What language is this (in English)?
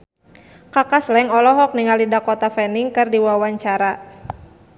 Sundanese